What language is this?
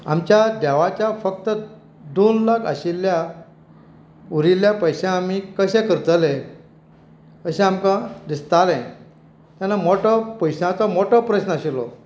Konkani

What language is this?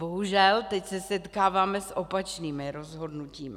Czech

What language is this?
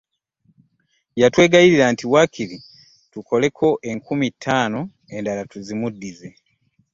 Ganda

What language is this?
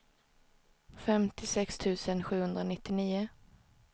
Swedish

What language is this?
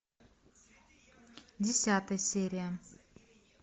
Russian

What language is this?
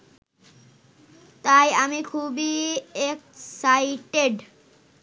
Bangla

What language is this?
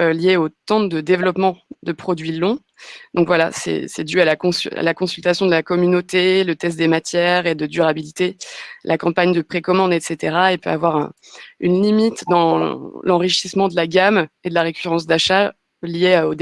French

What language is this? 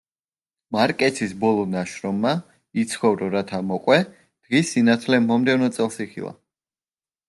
Georgian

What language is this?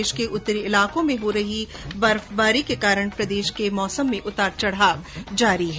Hindi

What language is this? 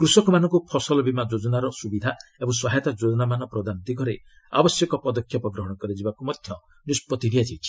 Odia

